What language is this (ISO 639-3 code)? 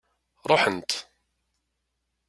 kab